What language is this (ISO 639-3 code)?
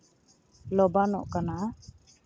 sat